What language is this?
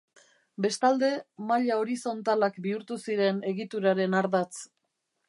Basque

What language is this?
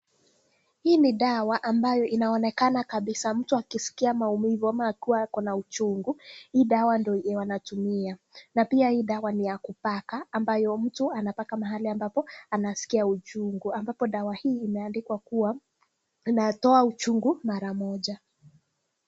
Swahili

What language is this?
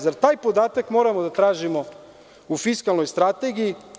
Serbian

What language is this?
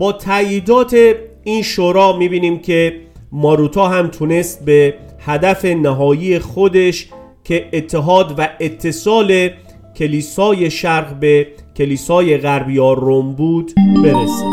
Persian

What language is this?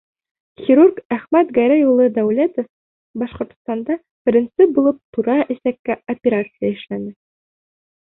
Bashkir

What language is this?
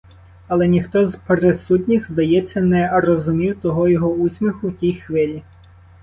Ukrainian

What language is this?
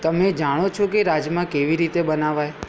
Gujarati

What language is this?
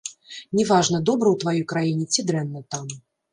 Belarusian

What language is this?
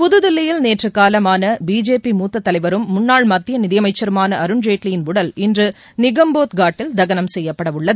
Tamil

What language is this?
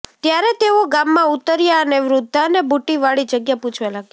Gujarati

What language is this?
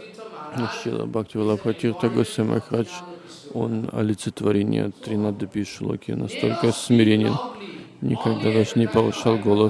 Russian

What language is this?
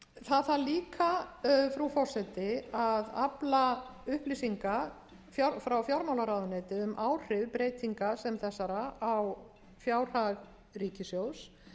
Icelandic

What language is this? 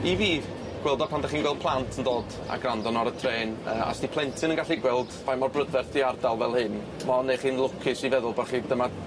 Welsh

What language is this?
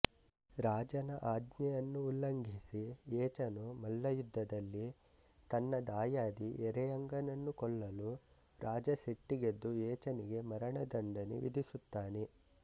Kannada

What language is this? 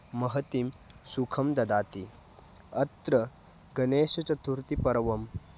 Sanskrit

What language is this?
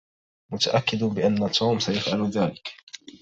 Arabic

